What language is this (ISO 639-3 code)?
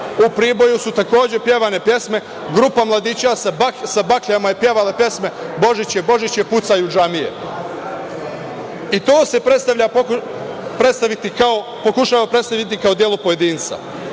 srp